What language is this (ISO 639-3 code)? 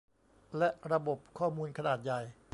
tha